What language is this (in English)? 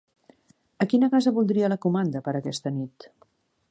Catalan